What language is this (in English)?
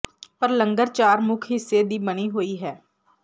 Punjabi